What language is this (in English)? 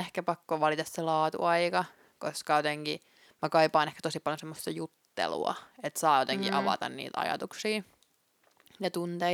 Finnish